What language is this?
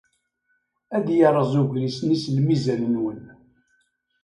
Kabyle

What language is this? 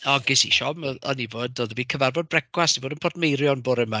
Welsh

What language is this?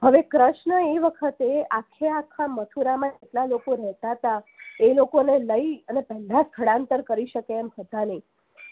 Gujarati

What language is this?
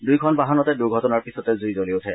Assamese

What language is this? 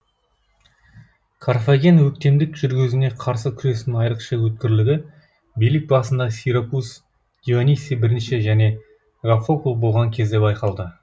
Kazakh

